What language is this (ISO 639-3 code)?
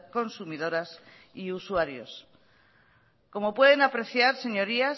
spa